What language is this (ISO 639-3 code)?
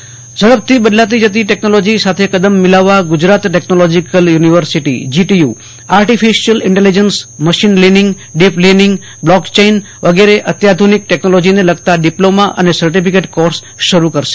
guj